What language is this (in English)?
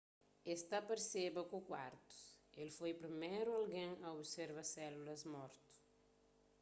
Kabuverdianu